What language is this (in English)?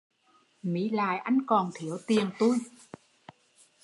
Vietnamese